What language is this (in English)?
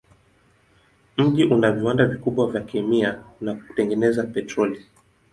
Swahili